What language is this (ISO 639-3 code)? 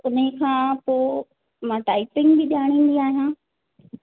snd